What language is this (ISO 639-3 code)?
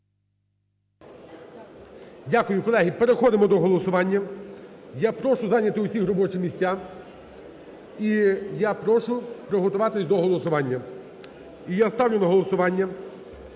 ukr